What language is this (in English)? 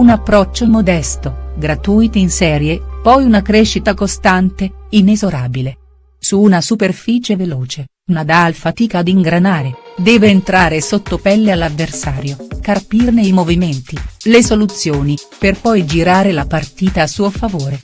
Italian